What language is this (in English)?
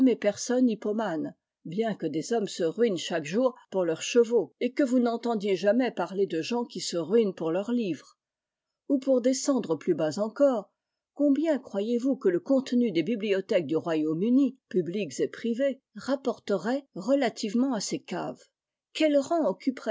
French